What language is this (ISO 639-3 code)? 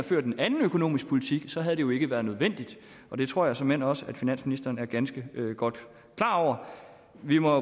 dan